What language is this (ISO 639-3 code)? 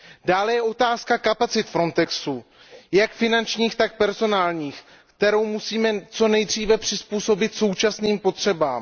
ces